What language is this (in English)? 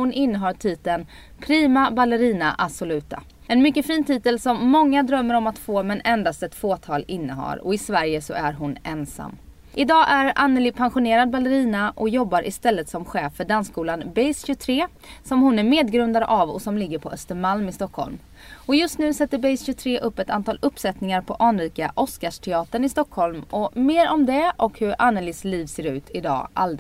Swedish